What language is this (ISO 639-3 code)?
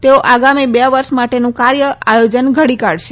guj